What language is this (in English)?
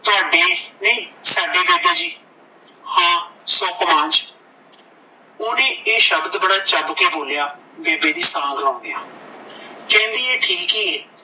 Punjabi